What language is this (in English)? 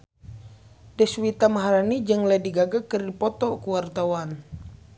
Sundanese